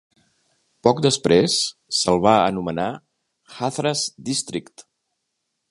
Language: Catalan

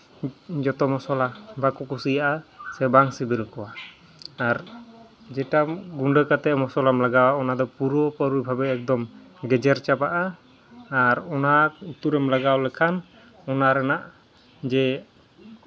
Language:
Santali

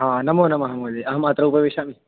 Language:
Sanskrit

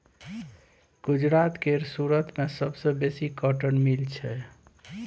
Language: Maithili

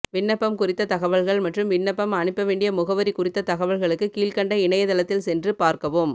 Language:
Tamil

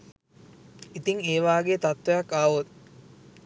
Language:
Sinhala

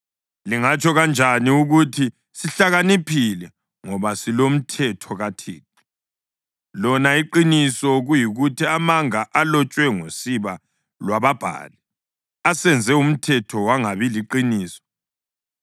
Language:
North Ndebele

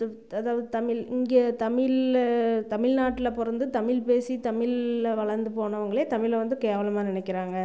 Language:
Tamil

